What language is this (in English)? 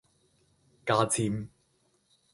Chinese